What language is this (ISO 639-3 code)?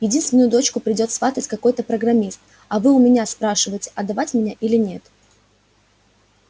rus